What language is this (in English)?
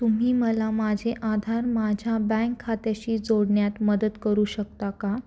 Marathi